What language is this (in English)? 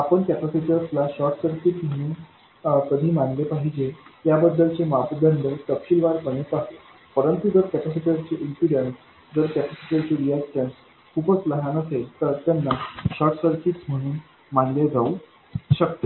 Marathi